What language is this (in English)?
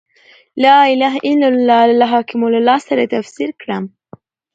Pashto